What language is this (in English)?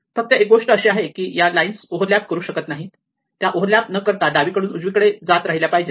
Marathi